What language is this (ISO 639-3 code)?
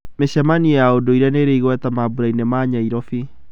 kik